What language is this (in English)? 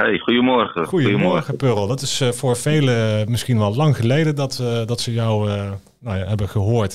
Dutch